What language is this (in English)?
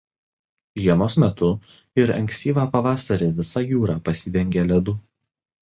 Lithuanian